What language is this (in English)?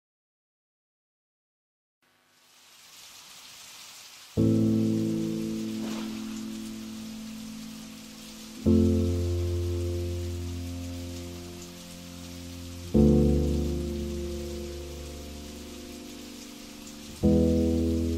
Vietnamese